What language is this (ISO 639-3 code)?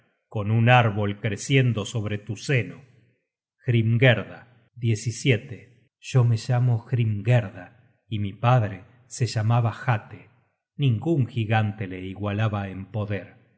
spa